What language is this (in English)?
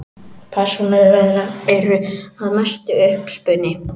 Icelandic